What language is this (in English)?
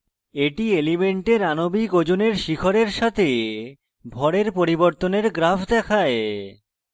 Bangla